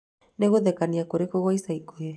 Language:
Kikuyu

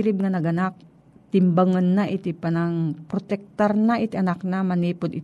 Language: Filipino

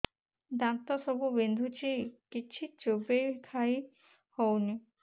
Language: Odia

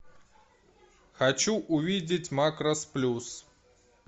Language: Russian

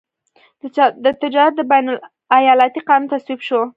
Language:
Pashto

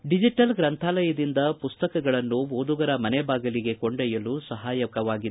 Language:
Kannada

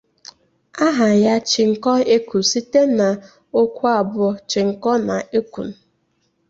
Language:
Igbo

